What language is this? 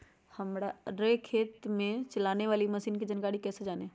Magahi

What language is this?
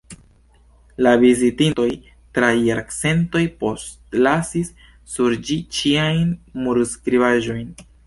Esperanto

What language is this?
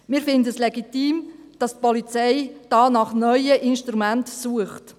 Swiss German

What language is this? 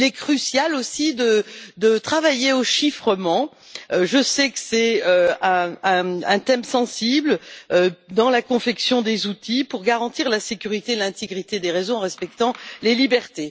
French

